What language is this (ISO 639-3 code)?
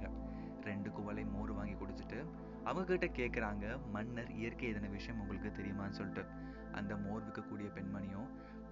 tam